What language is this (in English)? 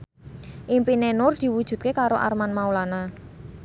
Javanese